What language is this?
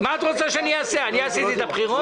Hebrew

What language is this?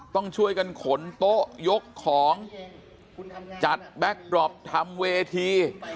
Thai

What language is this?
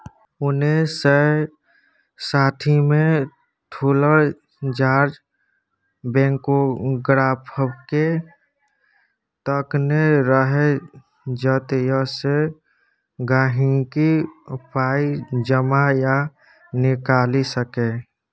Maithili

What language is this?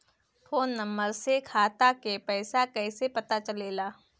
Bhojpuri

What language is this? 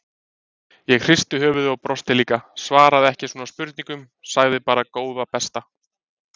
Icelandic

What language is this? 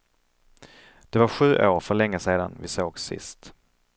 Swedish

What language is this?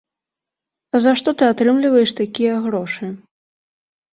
Belarusian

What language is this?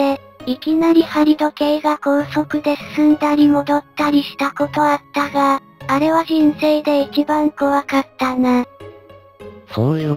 Japanese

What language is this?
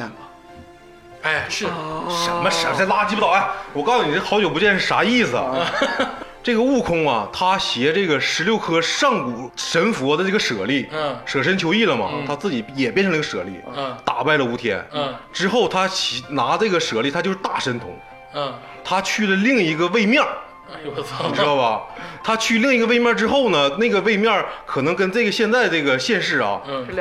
Chinese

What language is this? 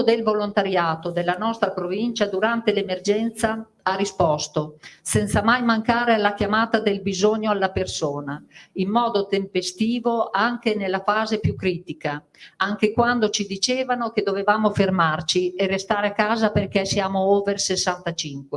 Italian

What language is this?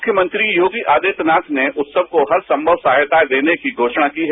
Hindi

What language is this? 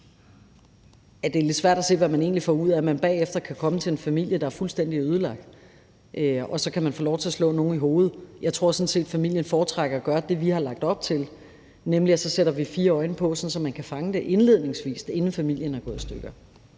Danish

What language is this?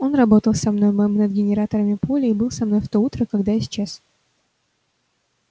Russian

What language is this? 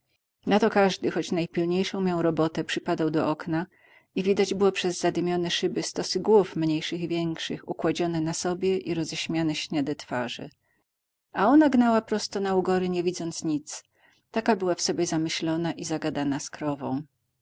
Polish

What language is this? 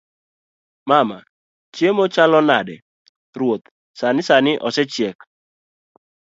Luo (Kenya and Tanzania)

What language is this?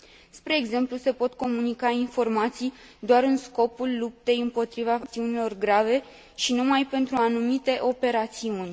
Romanian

